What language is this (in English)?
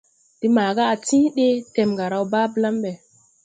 Tupuri